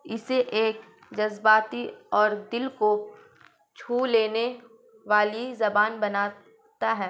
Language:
Urdu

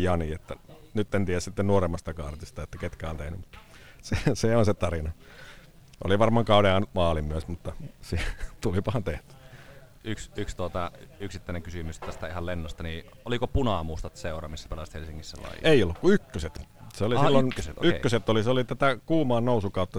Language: Finnish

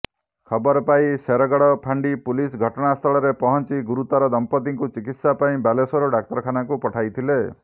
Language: Odia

